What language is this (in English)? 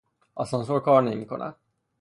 Persian